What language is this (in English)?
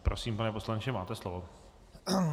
Czech